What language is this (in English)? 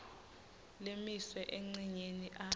Swati